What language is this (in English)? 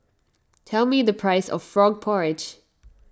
English